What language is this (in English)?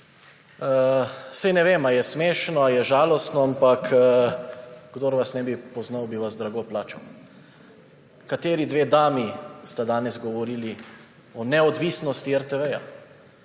Slovenian